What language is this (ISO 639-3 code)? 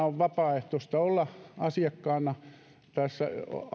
fin